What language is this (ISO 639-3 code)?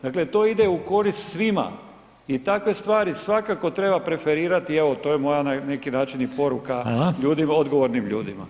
hrv